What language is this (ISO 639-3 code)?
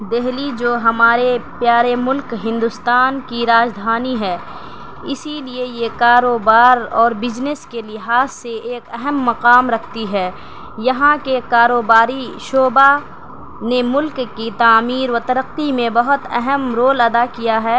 urd